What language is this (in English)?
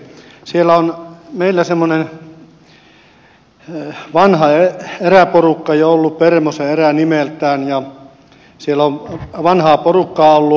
Finnish